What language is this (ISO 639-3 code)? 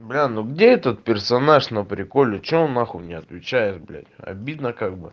rus